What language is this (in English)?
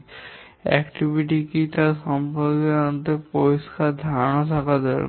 Bangla